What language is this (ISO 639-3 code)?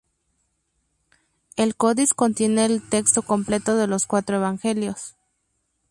spa